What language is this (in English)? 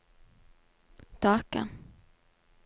Norwegian